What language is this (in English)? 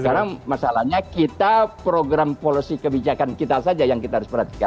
Indonesian